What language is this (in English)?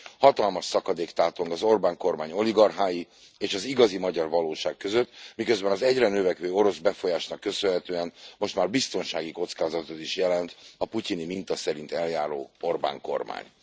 Hungarian